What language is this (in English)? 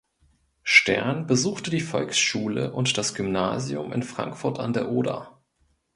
German